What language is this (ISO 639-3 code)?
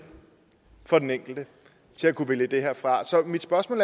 dan